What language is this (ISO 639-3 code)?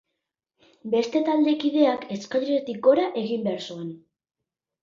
eus